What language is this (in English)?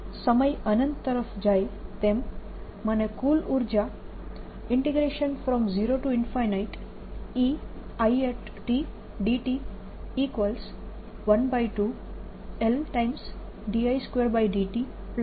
Gujarati